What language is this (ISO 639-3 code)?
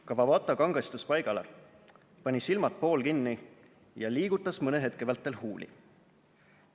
est